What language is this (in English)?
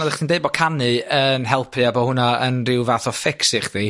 Welsh